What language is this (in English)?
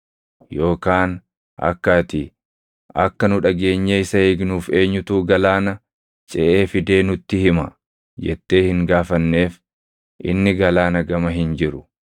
Oromo